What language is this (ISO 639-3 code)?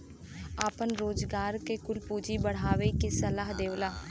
bho